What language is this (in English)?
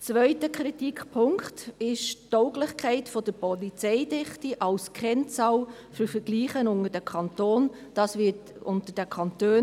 Swiss German